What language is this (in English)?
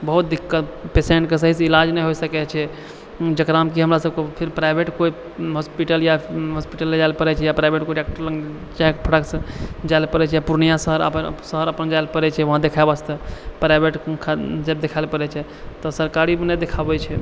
Maithili